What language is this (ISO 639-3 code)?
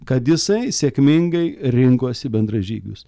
lit